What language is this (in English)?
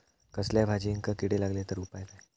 Marathi